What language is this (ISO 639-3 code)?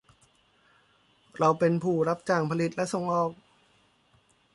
tha